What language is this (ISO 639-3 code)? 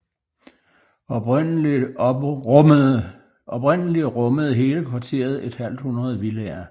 dan